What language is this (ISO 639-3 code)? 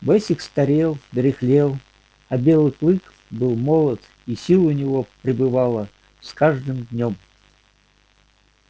rus